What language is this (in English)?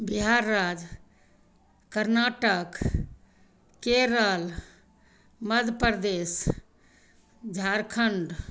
Hindi